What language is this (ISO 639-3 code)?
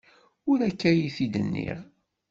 kab